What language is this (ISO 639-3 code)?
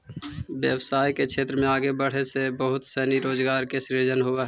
mag